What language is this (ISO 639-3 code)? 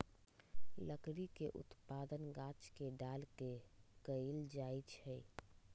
mag